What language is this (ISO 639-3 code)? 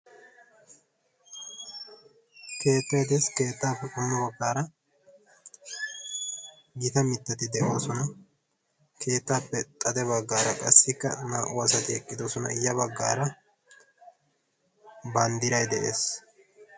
wal